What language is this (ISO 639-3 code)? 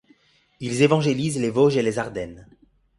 fra